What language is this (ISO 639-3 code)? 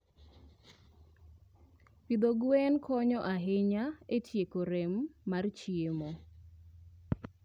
luo